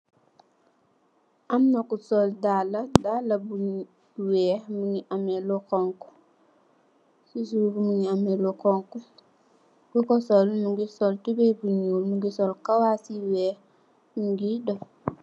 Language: Wolof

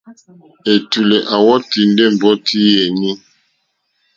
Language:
Mokpwe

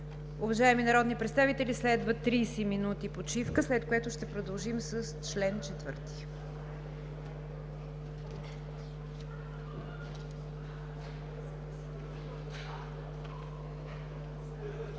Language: Bulgarian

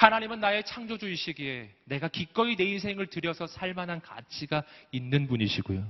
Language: Korean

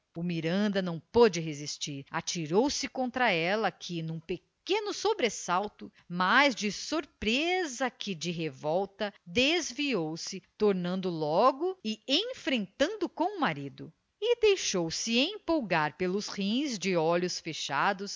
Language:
Portuguese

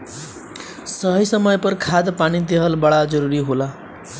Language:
Bhojpuri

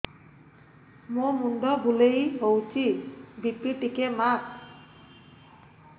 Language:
Odia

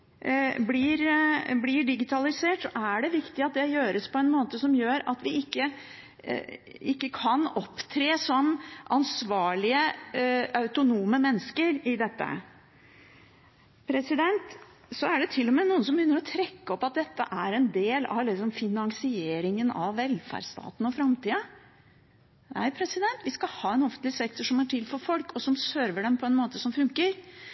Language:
Norwegian Bokmål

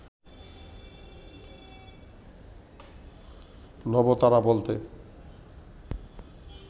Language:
Bangla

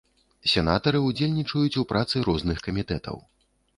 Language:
Belarusian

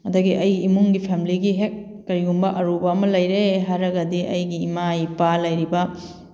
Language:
Manipuri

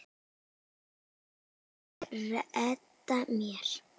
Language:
Icelandic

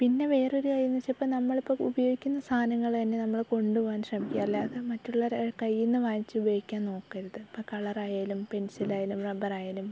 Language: Malayalam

